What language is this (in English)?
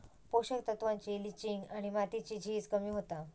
Marathi